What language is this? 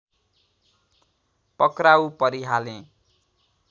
Nepali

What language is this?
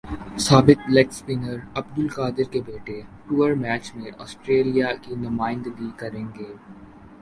Urdu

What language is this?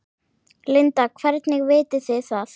Icelandic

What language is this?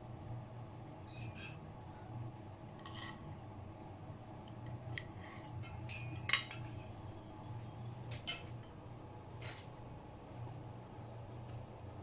Indonesian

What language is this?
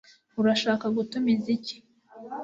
Kinyarwanda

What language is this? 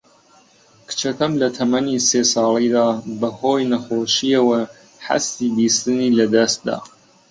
Central Kurdish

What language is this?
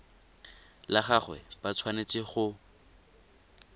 Tswana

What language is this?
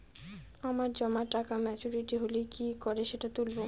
Bangla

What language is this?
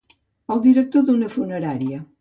Catalan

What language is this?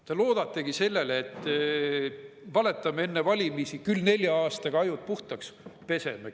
Estonian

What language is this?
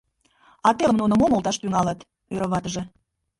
Mari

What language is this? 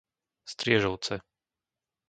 Slovak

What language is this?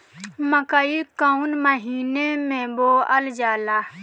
Bhojpuri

